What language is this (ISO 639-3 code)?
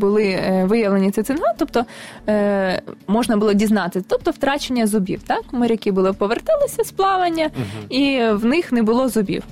ukr